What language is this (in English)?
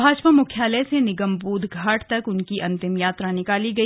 Hindi